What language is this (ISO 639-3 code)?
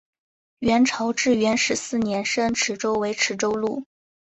zho